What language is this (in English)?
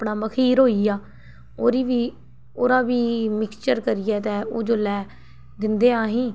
Dogri